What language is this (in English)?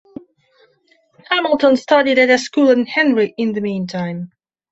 English